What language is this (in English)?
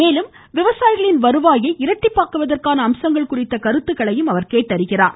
Tamil